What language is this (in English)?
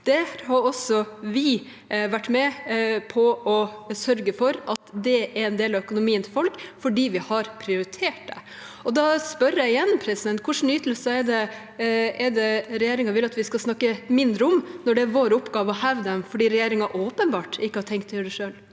Norwegian